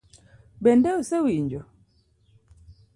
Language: Luo (Kenya and Tanzania)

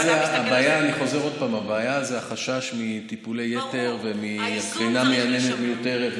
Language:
Hebrew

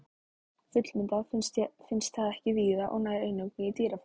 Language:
Icelandic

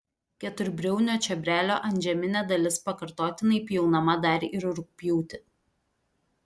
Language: Lithuanian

